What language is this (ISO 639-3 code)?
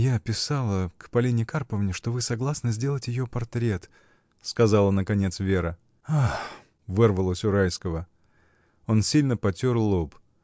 rus